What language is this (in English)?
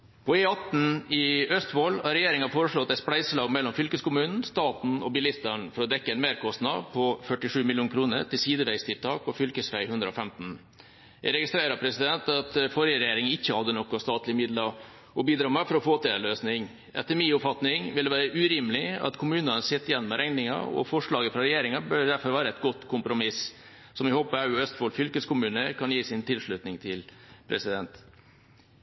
Norwegian Bokmål